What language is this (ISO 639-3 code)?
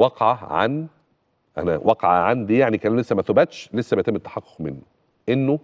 ara